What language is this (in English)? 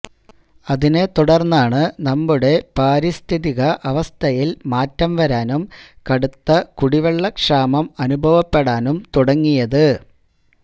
Malayalam